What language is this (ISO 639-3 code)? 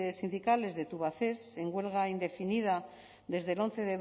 spa